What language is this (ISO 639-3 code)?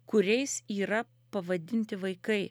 lit